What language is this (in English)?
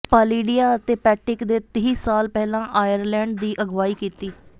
Punjabi